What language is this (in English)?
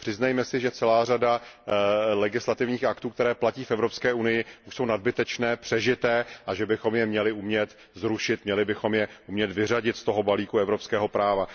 Czech